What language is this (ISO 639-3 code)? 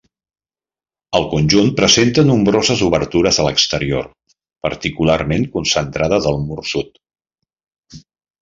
cat